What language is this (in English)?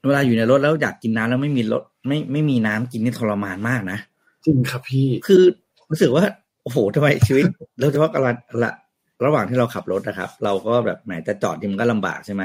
Thai